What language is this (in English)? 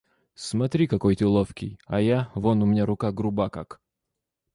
Russian